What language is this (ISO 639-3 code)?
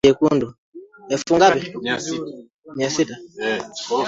swa